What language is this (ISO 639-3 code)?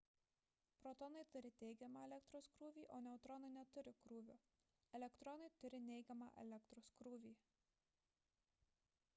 lit